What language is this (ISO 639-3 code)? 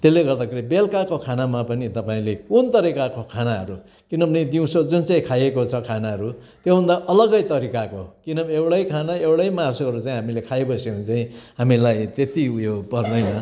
nep